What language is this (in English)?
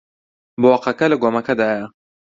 Central Kurdish